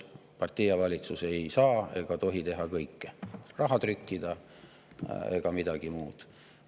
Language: Estonian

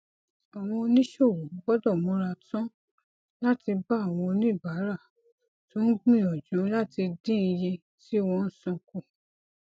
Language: Yoruba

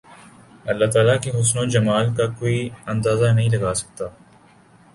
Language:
Urdu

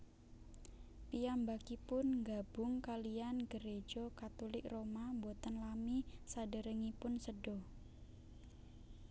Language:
Javanese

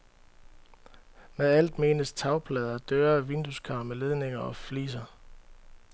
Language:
Danish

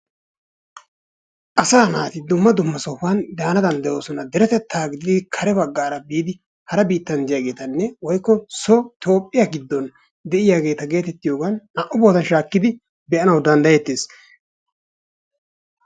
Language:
Wolaytta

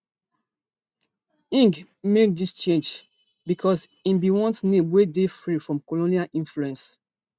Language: Nigerian Pidgin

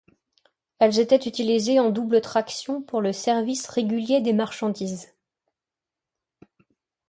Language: French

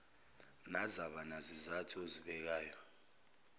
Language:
Zulu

